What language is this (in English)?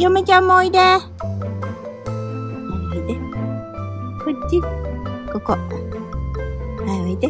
Japanese